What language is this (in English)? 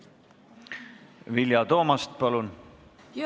Estonian